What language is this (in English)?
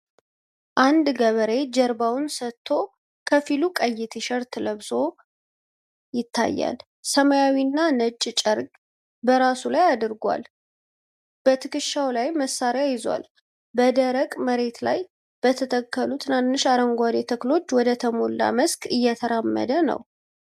Amharic